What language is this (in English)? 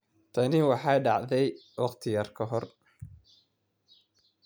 Somali